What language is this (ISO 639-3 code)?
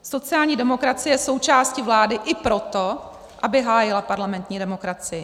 ces